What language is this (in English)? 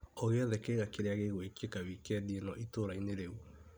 Kikuyu